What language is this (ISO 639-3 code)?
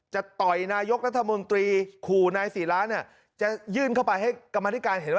tha